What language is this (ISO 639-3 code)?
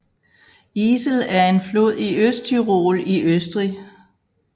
dan